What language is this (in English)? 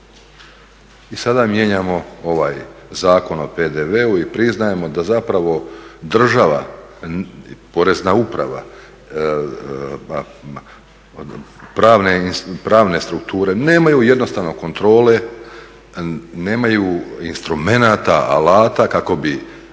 Croatian